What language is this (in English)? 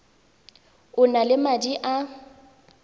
Tswana